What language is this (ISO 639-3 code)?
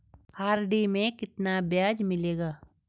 hin